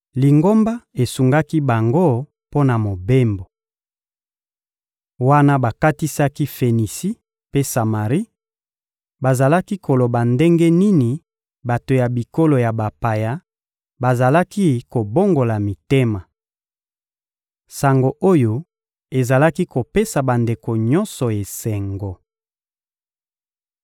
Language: Lingala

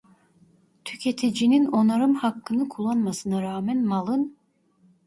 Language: Turkish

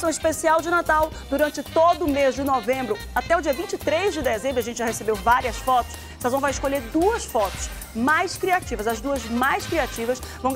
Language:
Portuguese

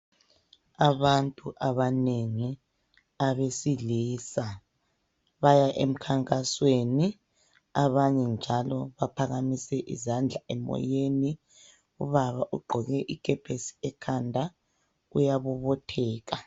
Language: North Ndebele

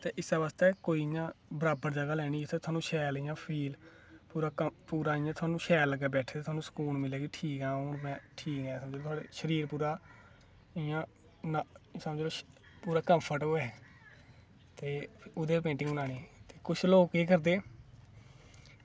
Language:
Dogri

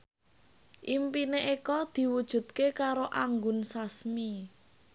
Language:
Javanese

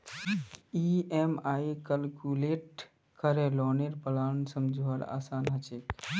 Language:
Magahi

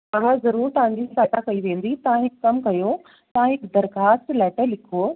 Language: Sindhi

